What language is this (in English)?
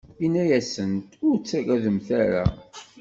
Kabyle